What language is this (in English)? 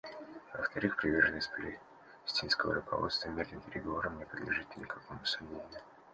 Russian